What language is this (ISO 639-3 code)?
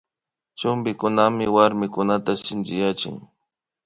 qvi